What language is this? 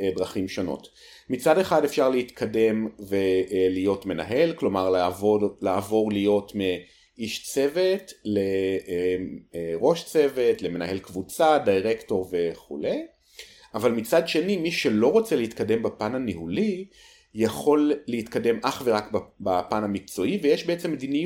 Hebrew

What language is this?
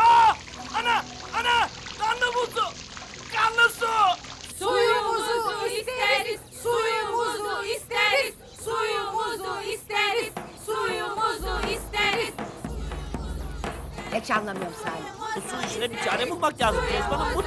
Turkish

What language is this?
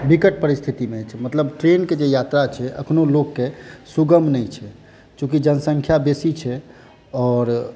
Maithili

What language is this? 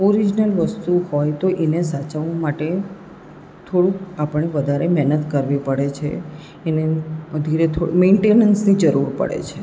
Gujarati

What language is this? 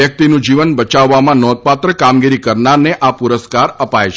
Gujarati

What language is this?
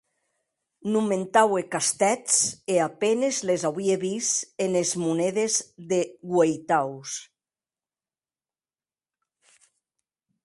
Occitan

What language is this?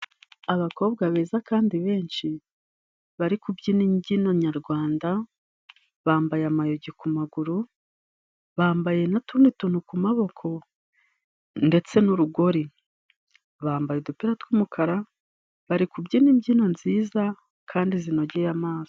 Kinyarwanda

